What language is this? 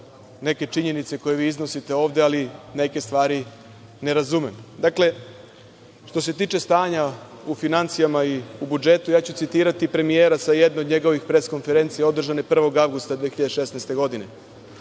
Serbian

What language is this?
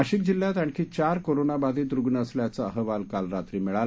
Marathi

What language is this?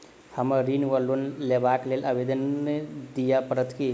Maithili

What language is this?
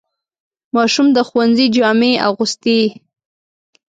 Pashto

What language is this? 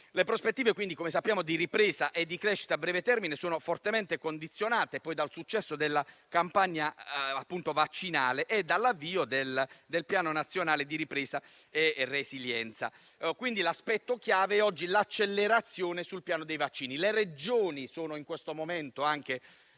Italian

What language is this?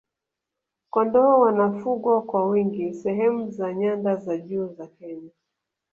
Swahili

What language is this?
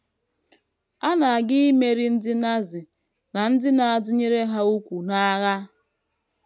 Igbo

